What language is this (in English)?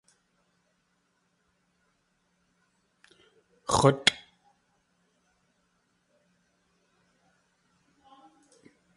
Tlingit